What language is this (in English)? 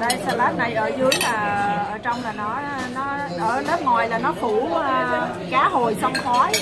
Vietnamese